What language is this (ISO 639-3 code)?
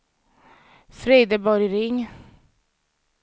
swe